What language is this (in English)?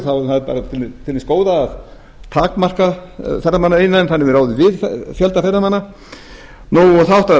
Icelandic